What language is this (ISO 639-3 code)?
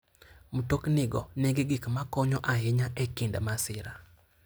luo